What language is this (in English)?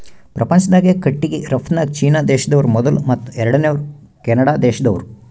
Kannada